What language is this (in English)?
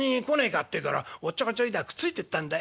Japanese